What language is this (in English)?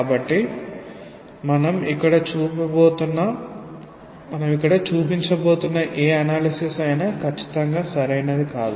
Telugu